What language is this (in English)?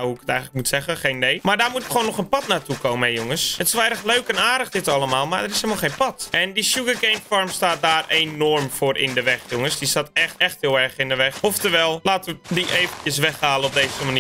Dutch